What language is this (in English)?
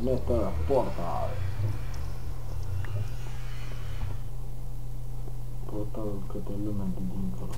Romanian